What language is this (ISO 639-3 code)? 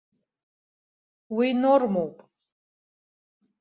abk